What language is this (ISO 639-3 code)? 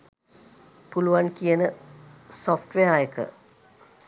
sin